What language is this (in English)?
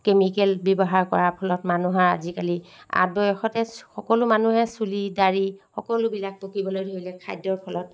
Assamese